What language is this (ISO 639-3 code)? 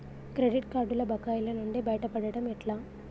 tel